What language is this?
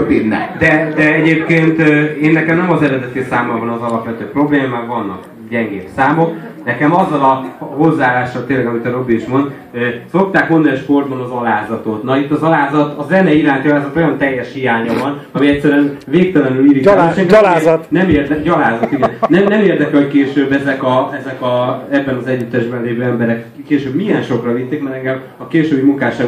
Hungarian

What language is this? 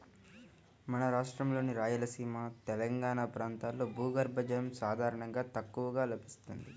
Telugu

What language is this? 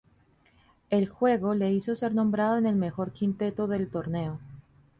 Spanish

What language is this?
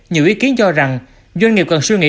Vietnamese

